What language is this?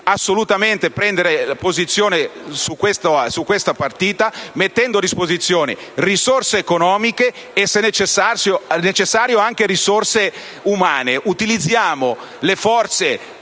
Italian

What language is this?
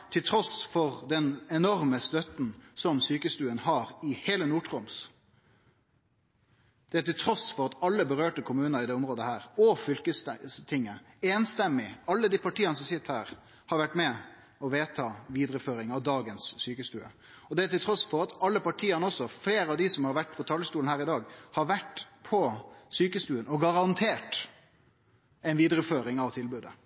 Norwegian Nynorsk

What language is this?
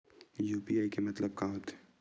Chhattisgarhi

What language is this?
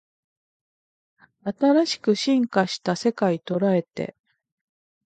Japanese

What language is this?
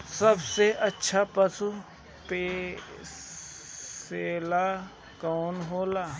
Bhojpuri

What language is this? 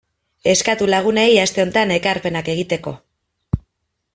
Basque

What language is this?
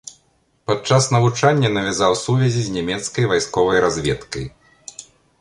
Belarusian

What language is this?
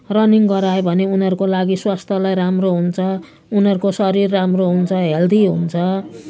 Nepali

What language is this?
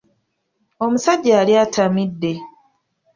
Ganda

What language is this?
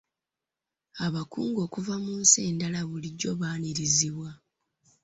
Ganda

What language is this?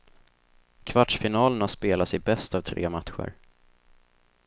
Swedish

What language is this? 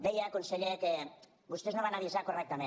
Catalan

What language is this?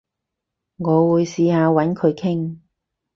Cantonese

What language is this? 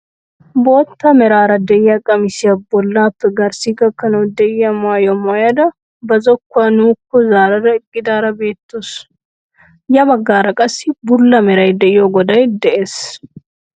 Wolaytta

